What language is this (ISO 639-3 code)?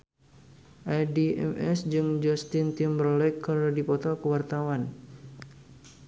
sun